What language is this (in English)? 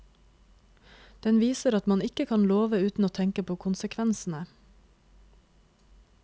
Norwegian